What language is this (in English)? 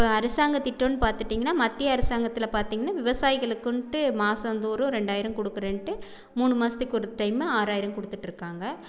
Tamil